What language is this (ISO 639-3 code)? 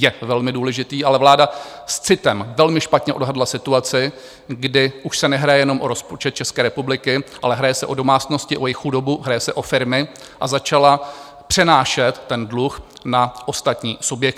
ces